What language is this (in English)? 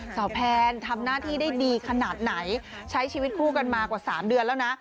Thai